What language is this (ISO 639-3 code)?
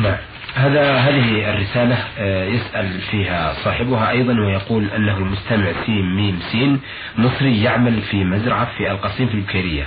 ara